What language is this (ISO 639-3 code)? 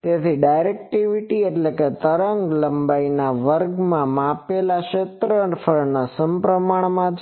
guj